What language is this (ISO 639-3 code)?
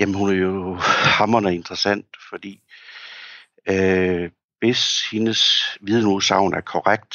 dan